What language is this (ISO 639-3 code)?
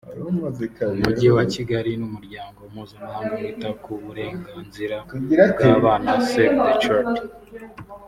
kin